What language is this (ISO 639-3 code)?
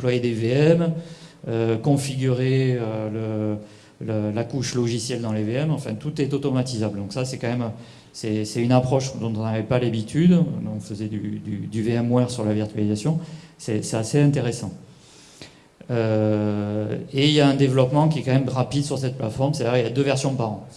fra